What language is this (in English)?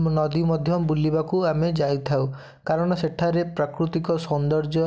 Odia